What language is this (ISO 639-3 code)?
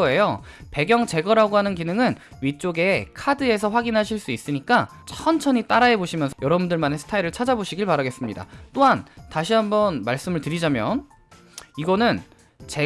kor